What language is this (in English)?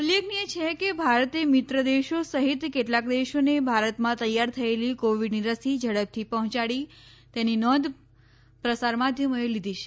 Gujarati